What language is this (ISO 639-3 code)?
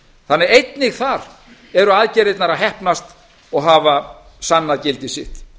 isl